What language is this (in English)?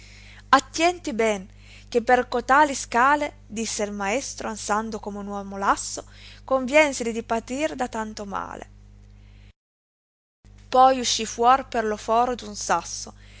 Italian